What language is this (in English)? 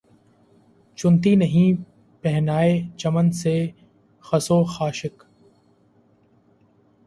Urdu